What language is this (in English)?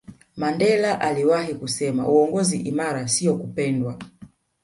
Swahili